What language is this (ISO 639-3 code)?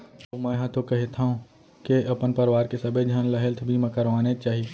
hne